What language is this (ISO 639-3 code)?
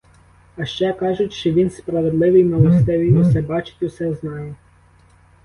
ukr